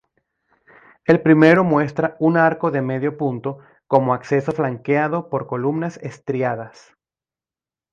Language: Spanish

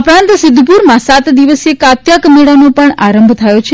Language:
Gujarati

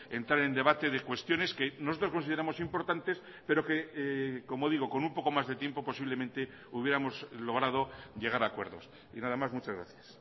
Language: Spanish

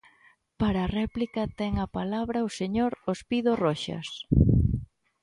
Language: Galician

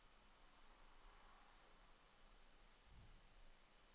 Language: Danish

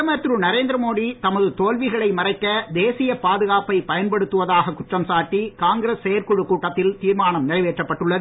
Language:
Tamil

